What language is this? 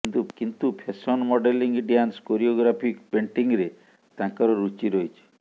Odia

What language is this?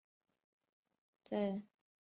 Chinese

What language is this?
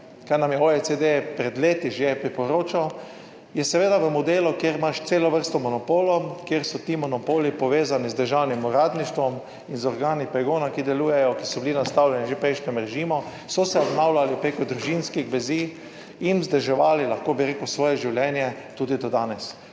Slovenian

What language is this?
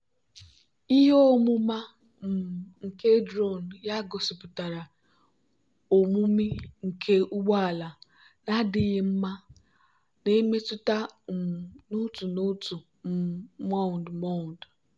Igbo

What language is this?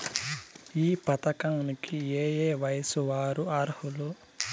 Telugu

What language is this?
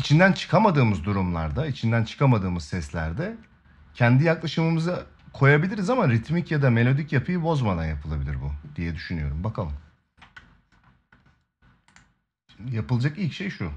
Turkish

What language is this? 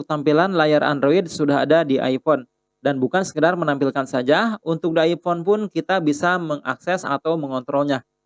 Indonesian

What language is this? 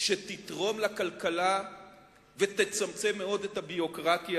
Hebrew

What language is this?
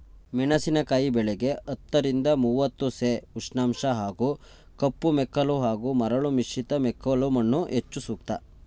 Kannada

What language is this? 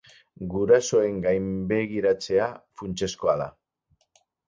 Basque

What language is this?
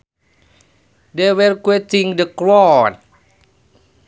Sundanese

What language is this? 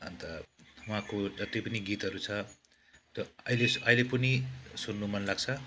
Nepali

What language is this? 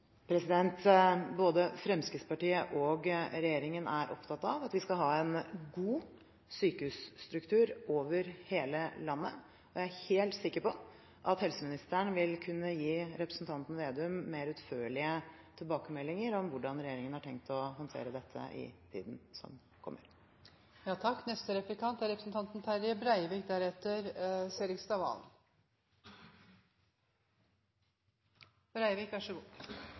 Norwegian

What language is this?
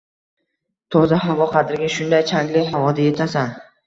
Uzbek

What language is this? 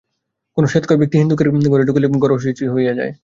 Bangla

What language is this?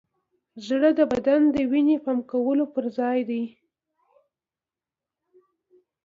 Pashto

